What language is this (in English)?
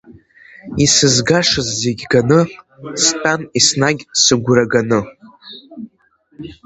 Abkhazian